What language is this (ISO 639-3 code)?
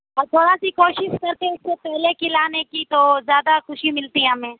urd